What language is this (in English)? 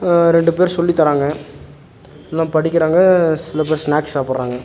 Tamil